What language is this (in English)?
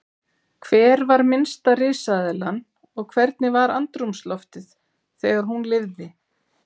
Icelandic